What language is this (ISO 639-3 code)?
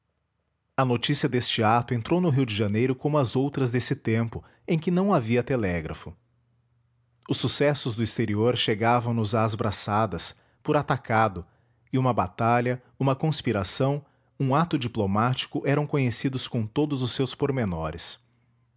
por